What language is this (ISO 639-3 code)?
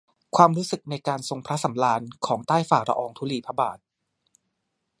tha